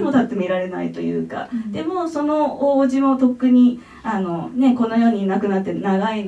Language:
Japanese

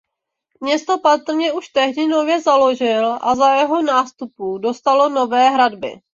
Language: Czech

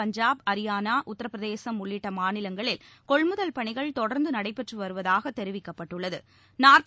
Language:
Tamil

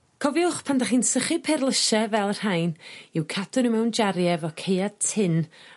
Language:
Welsh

